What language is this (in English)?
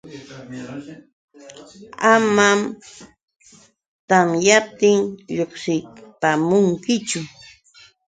Yauyos Quechua